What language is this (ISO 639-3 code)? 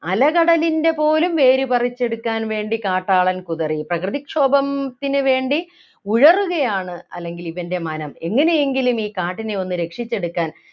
mal